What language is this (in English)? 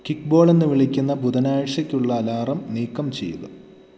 Malayalam